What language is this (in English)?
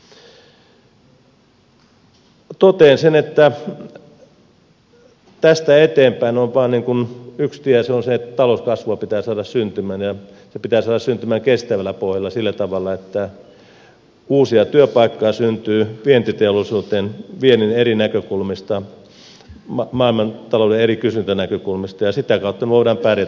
Finnish